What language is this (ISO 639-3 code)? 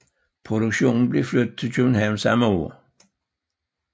dan